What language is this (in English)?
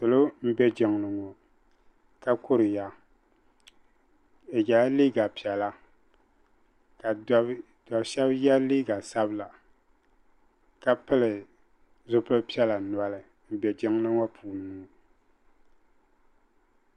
Dagbani